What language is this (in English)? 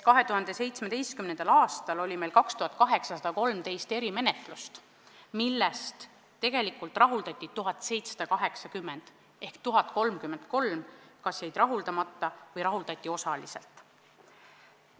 Estonian